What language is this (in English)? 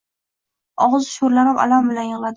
Uzbek